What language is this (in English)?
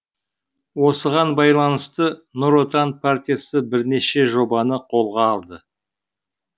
Kazakh